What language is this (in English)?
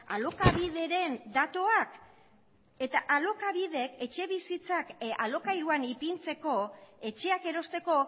Basque